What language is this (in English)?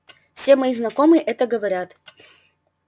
Russian